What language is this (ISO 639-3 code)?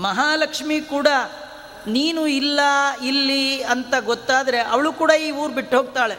kan